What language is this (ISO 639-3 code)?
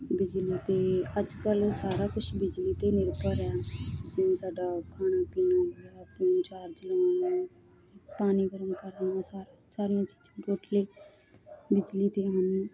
pan